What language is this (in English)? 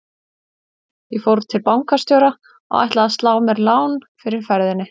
Icelandic